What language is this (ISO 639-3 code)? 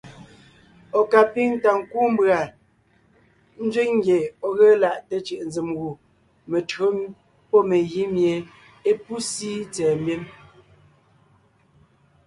nnh